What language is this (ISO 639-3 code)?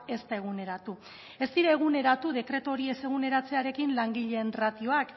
eus